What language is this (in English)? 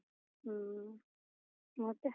Kannada